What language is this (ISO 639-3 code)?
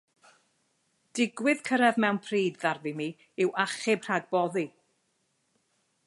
cym